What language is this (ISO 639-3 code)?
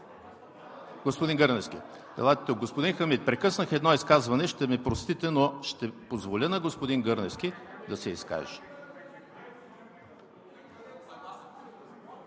bul